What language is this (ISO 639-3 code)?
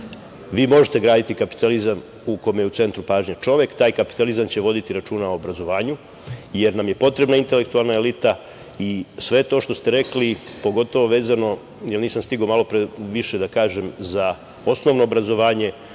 srp